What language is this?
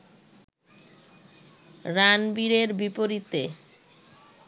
Bangla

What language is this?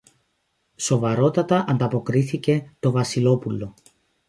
Greek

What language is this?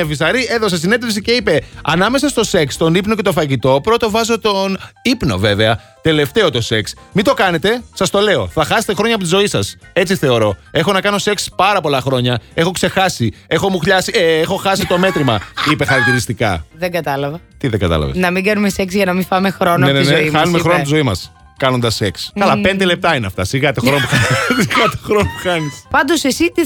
Greek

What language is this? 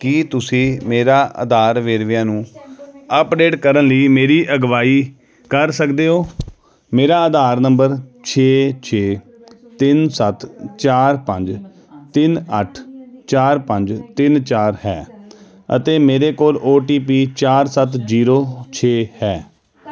Punjabi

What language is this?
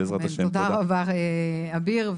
Hebrew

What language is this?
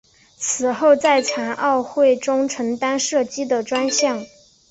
Chinese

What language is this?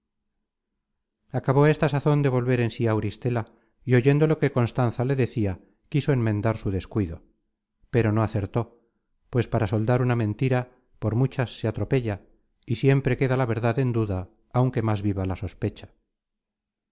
Spanish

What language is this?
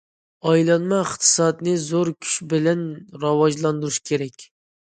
Uyghur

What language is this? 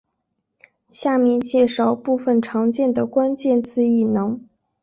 Chinese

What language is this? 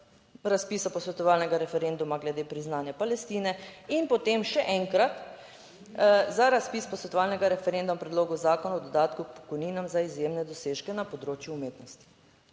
Slovenian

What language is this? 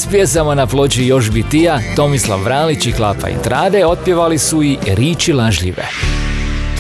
Croatian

